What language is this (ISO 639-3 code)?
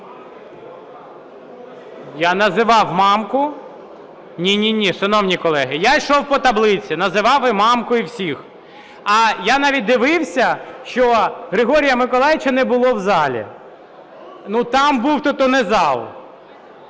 ukr